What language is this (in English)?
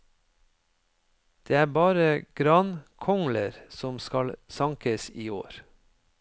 Norwegian